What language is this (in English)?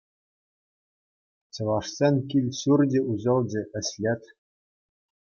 Chuvash